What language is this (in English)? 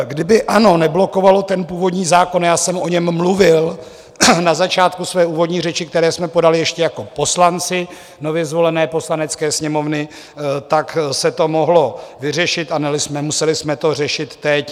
Czech